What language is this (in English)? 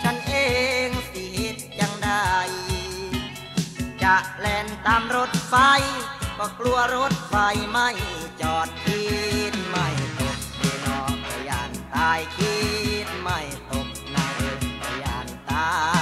Thai